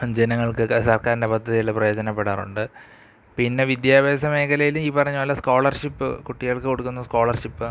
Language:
Malayalam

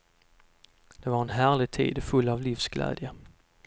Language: Swedish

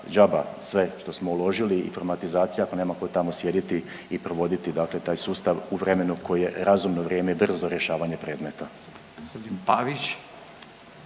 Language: Croatian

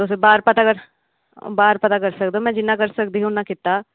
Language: Dogri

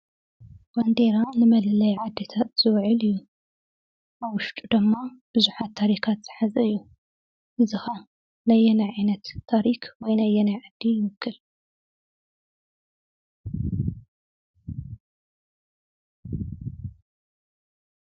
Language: Tigrinya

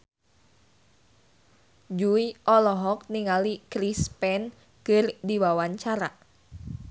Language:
Sundanese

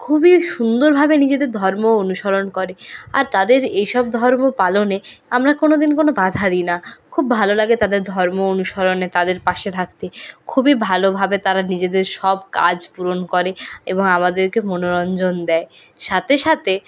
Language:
Bangla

